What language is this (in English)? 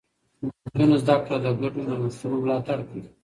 Pashto